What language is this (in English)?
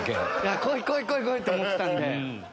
Japanese